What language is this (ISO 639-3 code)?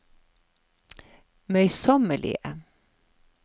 nor